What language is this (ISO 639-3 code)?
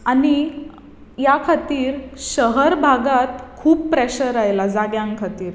kok